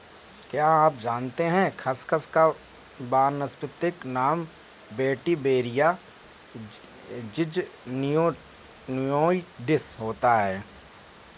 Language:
Hindi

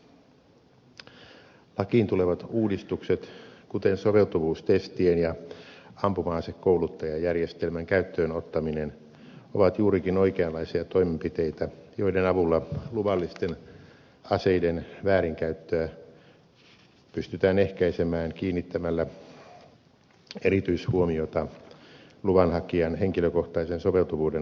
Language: Finnish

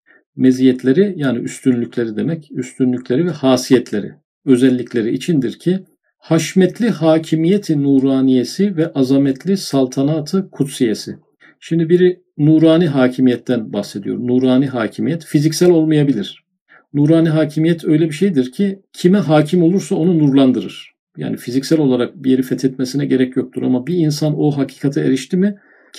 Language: Turkish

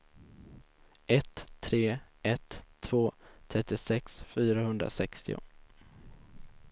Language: Swedish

